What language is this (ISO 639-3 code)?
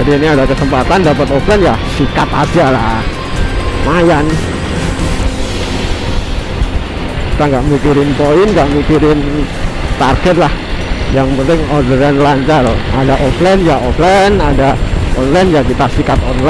ind